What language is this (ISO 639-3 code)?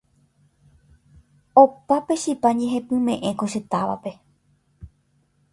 grn